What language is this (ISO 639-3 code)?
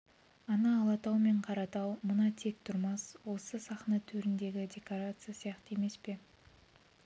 kaz